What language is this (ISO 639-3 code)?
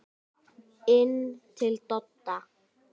isl